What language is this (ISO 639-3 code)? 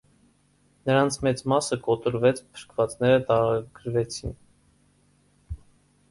hye